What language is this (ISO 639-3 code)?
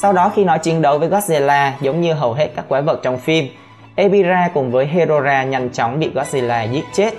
vie